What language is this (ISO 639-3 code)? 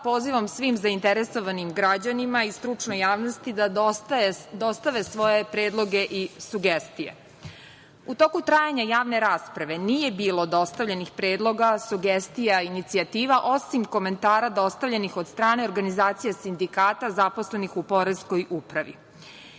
srp